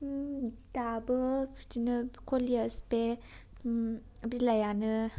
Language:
Bodo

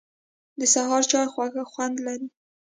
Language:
Pashto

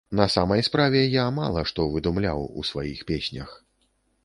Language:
Belarusian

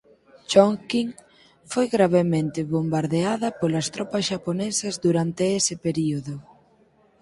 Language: Galician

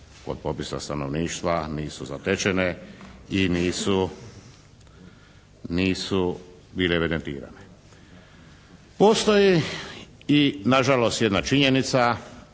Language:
Croatian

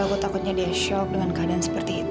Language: Indonesian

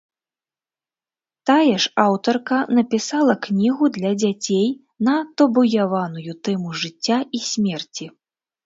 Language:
Belarusian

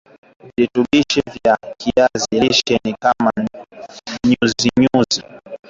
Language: Swahili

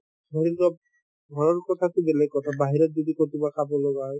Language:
Assamese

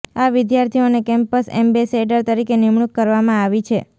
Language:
Gujarati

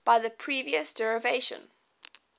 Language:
English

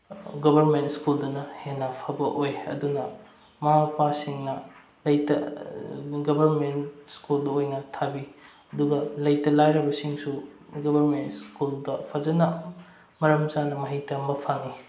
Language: Manipuri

